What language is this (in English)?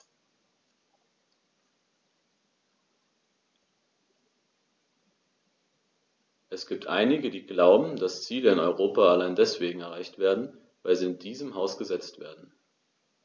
German